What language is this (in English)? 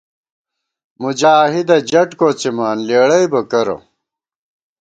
Gawar-Bati